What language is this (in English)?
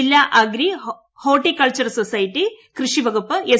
Malayalam